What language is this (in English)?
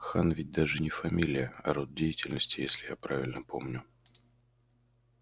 Russian